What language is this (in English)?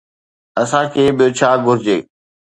Sindhi